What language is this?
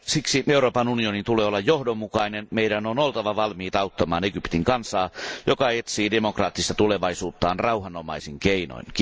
Finnish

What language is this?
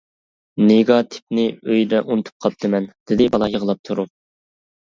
Uyghur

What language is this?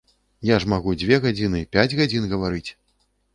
Belarusian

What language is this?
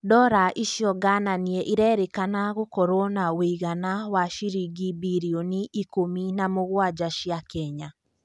Kikuyu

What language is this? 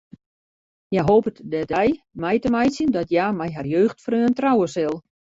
Western Frisian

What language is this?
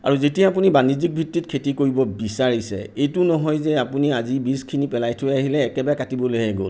Assamese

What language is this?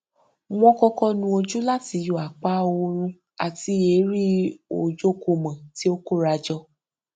Yoruba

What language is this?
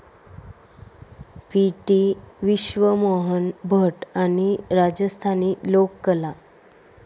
Marathi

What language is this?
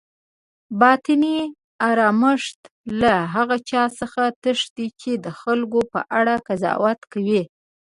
Pashto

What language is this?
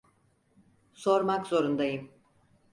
Turkish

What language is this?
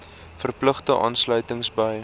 Afrikaans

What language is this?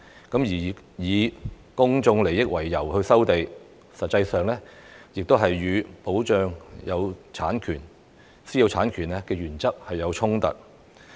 Cantonese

